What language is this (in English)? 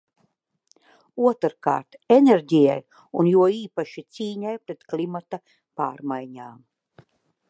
Latvian